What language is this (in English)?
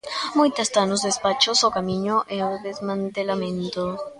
Galician